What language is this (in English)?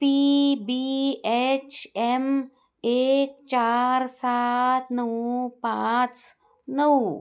Marathi